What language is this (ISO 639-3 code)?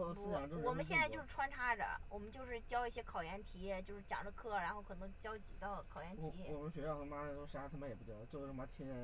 zho